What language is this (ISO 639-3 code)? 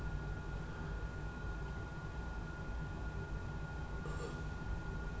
fao